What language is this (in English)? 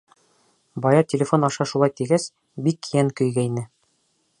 Bashkir